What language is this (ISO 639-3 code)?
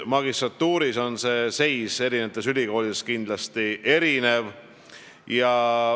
est